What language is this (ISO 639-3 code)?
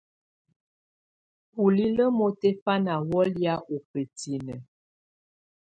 tvu